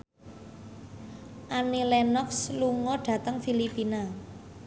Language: Javanese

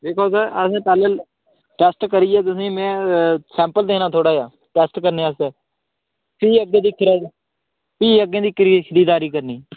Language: Dogri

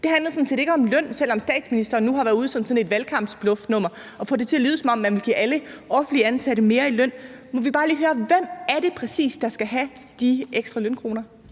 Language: Danish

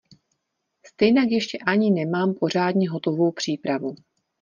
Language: Czech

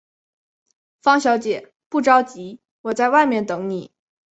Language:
Chinese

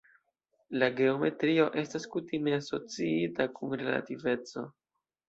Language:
Esperanto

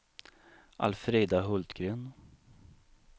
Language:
Swedish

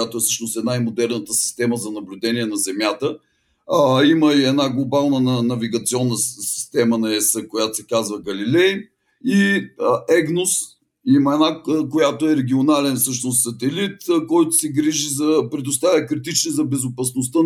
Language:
Bulgarian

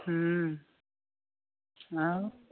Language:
Odia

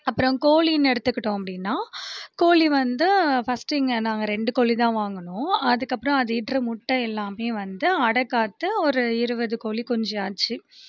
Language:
Tamil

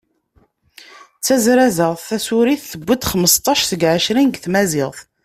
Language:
Kabyle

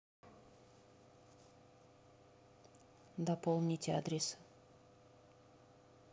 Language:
Russian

